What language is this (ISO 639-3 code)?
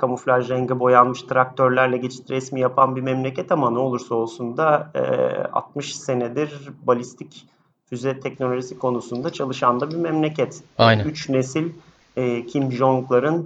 tur